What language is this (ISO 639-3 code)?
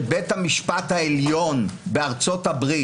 heb